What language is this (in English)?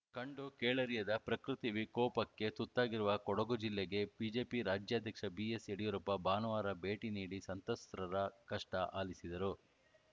Kannada